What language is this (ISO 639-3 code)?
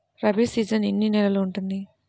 tel